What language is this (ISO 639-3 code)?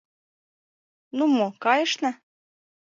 chm